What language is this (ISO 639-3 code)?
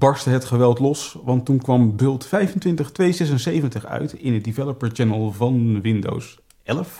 nld